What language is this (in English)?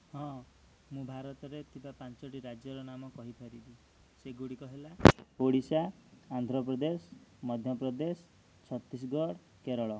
Odia